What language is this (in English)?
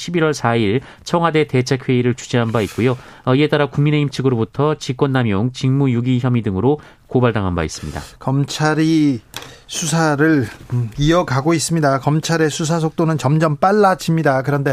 Korean